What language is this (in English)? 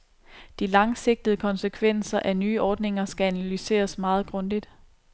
Danish